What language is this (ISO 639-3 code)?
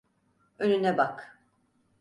tur